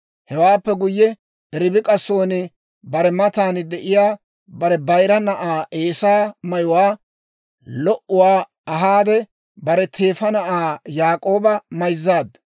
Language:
Dawro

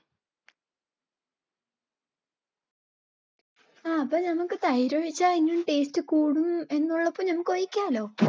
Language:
Malayalam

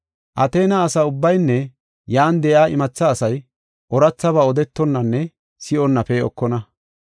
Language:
Gofa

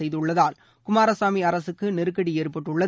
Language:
Tamil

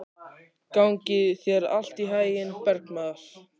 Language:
Icelandic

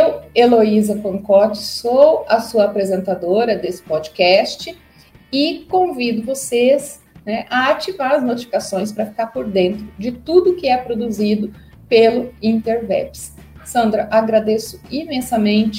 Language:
Portuguese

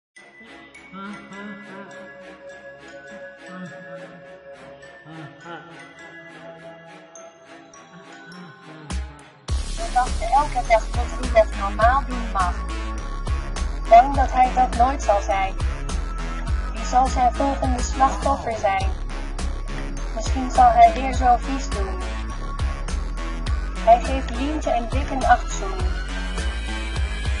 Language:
Dutch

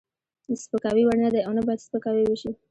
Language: Pashto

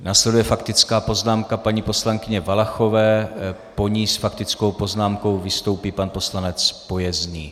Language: Czech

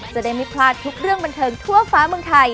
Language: Thai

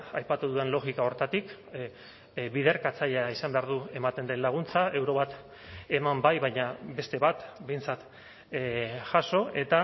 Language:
Basque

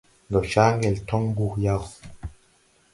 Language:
Tupuri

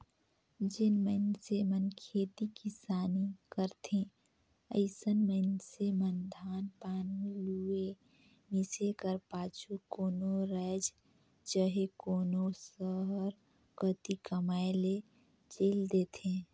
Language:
Chhattisgarhi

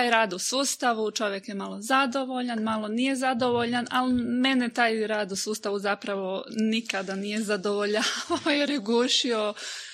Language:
Croatian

